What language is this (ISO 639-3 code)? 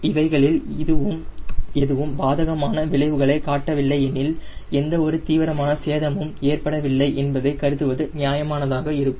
tam